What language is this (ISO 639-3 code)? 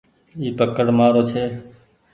gig